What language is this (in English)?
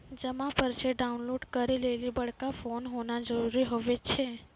Maithili